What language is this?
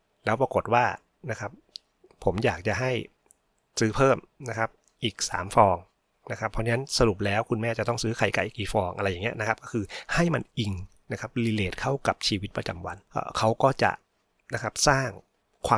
Thai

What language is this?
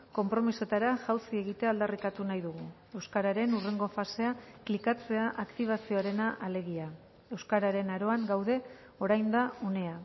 Basque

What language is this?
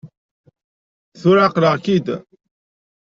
Kabyle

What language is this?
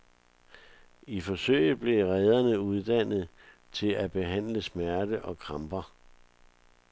Danish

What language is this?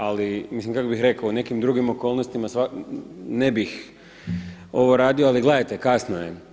Croatian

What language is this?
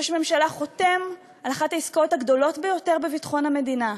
Hebrew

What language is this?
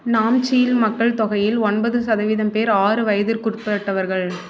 Tamil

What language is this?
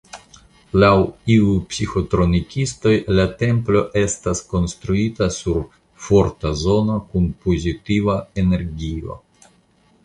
Esperanto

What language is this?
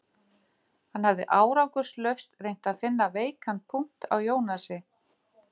Icelandic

